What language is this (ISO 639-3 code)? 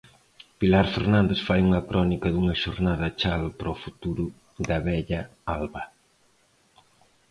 glg